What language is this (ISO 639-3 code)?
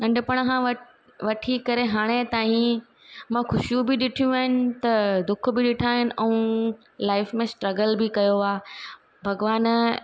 snd